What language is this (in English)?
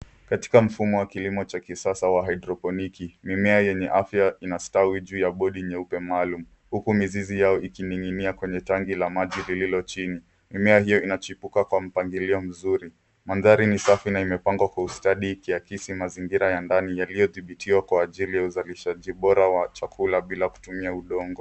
Swahili